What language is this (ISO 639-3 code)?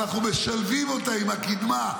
heb